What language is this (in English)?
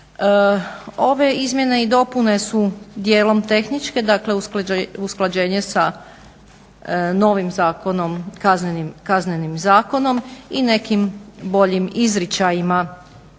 Croatian